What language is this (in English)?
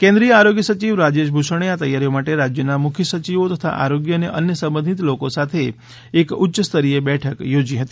Gujarati